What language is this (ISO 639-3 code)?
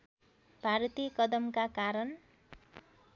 nep